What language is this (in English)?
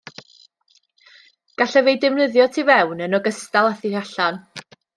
Welsh